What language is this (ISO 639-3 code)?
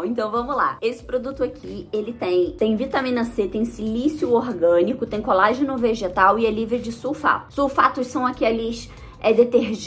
por